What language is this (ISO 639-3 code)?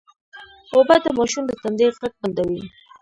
pus